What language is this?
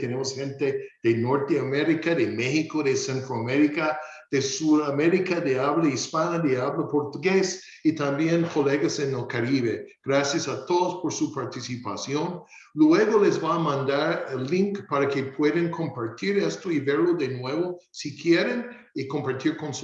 Spanish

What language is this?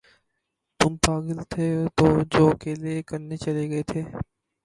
Urdu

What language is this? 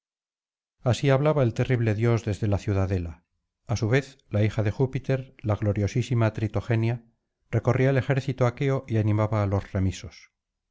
Spanish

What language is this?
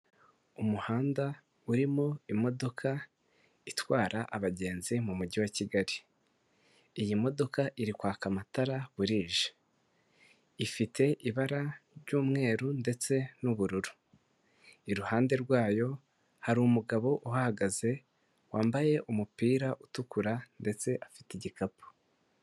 Kinyarwanda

